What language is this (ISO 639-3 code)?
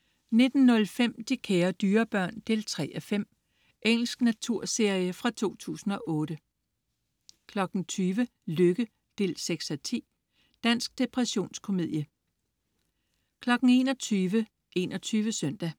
dan